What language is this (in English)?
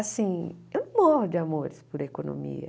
Portuguese